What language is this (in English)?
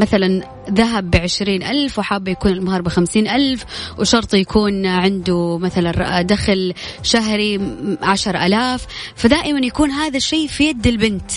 Arabic